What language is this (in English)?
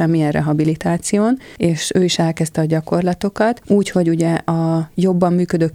Hungarian